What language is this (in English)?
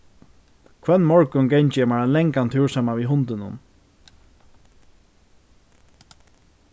Faroese